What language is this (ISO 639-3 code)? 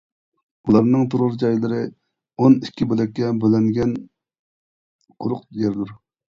uig